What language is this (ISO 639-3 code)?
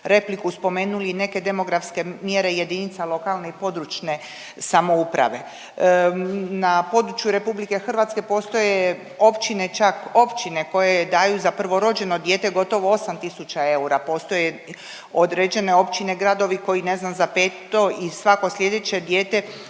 hrv